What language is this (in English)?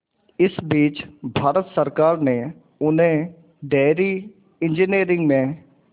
Hindi